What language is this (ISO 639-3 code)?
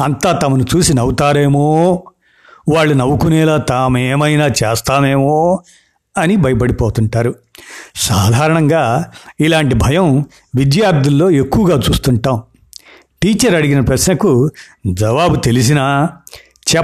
tel